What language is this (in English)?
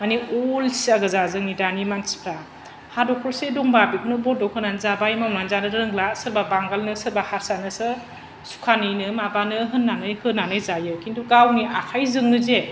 Bodo